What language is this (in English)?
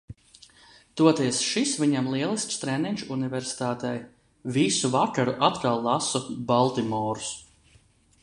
Latvian